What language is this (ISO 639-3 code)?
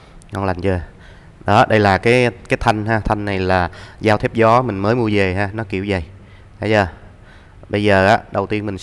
vie